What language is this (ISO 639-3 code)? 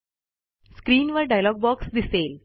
mar